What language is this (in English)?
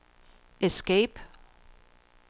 Danish